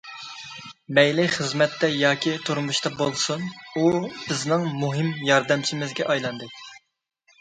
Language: Uyghur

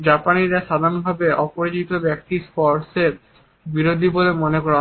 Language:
Bangla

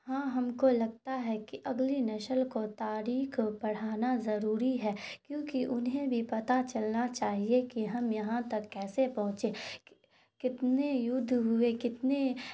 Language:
Urdu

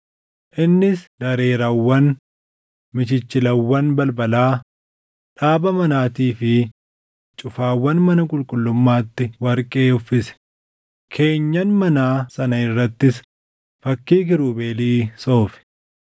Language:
Oromo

